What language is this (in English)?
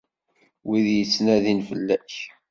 Kabyle